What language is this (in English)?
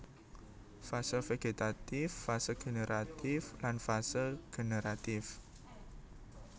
Javanese